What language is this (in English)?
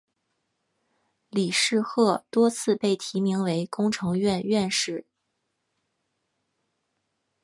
Chinese